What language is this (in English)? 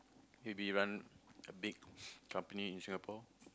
English